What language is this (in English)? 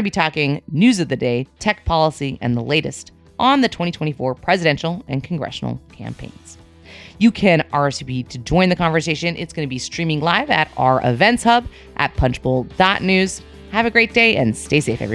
English